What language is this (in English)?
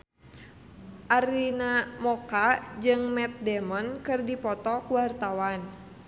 Sundanese